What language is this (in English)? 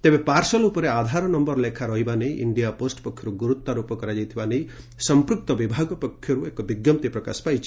Odia